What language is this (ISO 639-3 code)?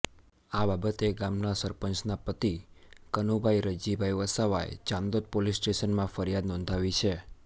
guj